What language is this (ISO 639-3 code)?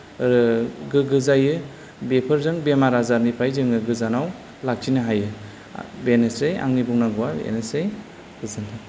brx